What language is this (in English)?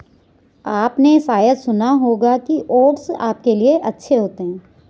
Hindi